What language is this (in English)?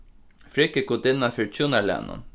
Faroese